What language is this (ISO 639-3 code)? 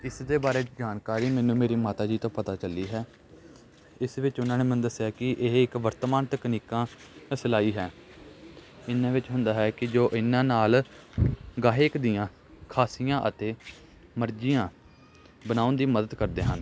pan